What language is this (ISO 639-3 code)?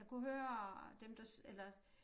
dan